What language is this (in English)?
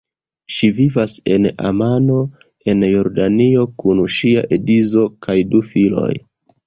Esperanto